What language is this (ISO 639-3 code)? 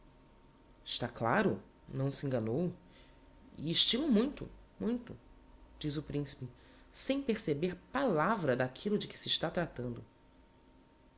por